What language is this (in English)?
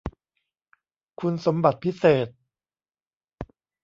Thai